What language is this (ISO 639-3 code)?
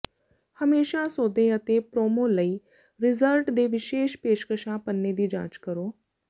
pan